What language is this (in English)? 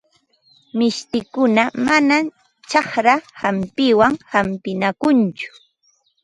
Ambo-Pasco Quechua